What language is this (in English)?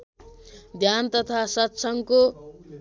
Nepali